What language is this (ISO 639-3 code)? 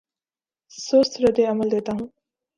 urd